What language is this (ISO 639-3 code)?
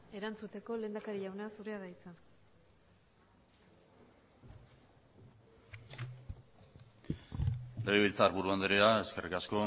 eus